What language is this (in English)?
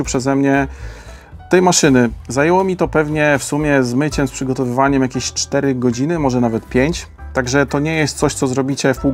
Polish